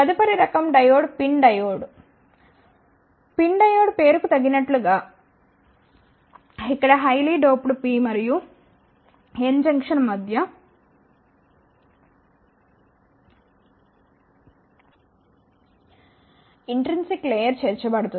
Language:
Telugu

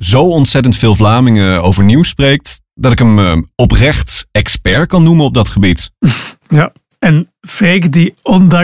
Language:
Dutch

